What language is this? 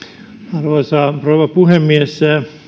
Finnish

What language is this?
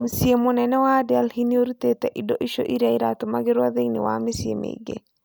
Kikuyu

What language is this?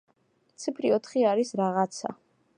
Georgian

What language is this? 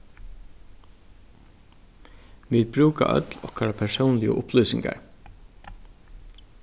Faroese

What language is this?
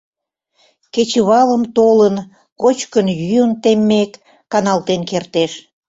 Mari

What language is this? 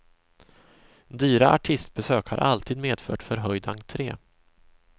Swedish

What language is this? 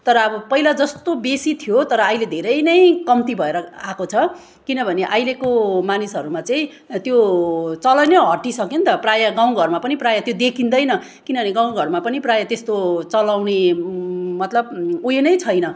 Nepali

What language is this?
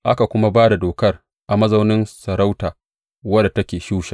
Hausa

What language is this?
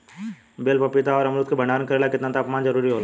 Bhojpuri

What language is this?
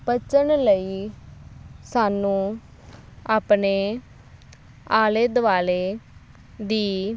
Punjabi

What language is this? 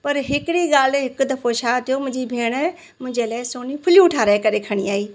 Sindhi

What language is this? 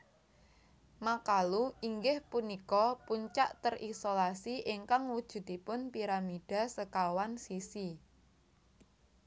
Javanese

